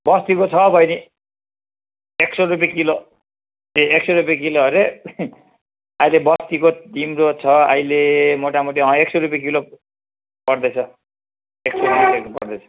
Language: Nepali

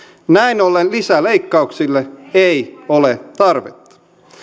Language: Finnish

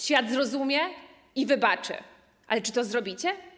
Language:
Polish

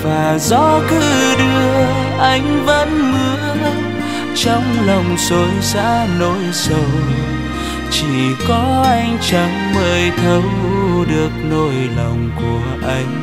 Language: Vietnamese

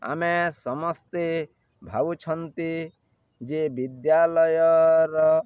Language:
Odia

